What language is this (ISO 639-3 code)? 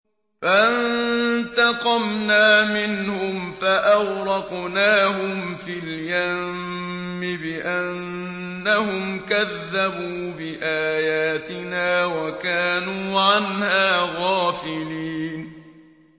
ara